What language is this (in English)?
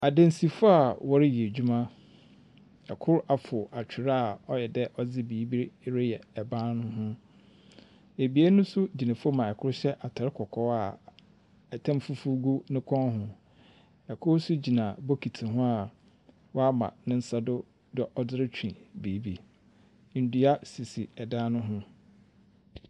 Akan